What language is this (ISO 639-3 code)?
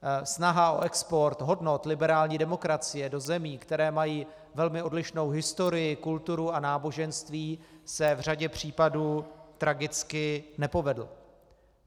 ces